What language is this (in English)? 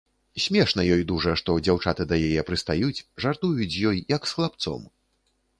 Belarusian